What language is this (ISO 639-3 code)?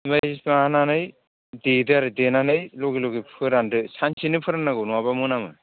brx